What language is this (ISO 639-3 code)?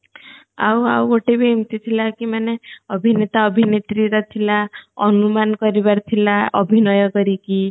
ori